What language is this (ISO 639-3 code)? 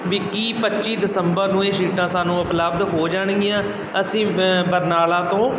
pan